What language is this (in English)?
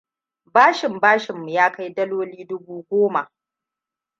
Hausa